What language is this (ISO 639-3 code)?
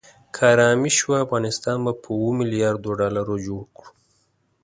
pus